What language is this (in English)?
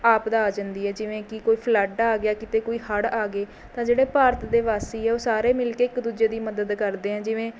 Punjabi